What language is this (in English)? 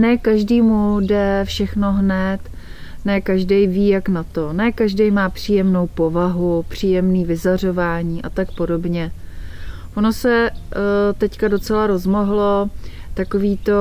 Czech